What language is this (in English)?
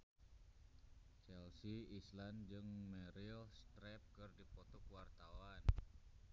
Sundanese